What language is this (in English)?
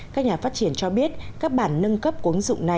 Vietnamese